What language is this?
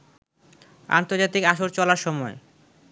Bangla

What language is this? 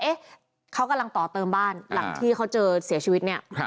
Thai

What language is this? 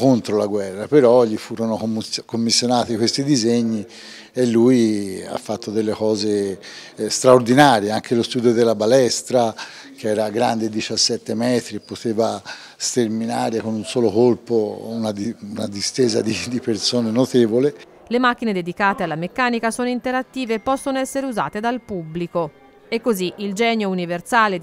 Italian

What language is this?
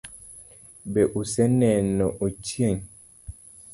Luo (Kenya and Tanzania)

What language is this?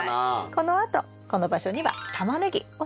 Japanese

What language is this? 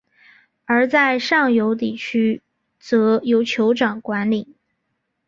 Chinese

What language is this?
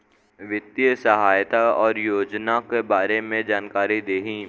Bhojpuri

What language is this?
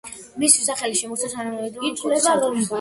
Georgian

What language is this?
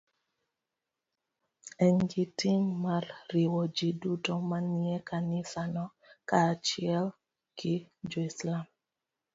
Luo (Kenya and Tanzania)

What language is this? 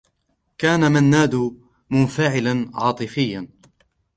Arabic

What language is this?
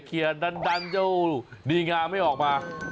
Thai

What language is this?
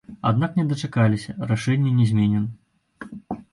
Belarusian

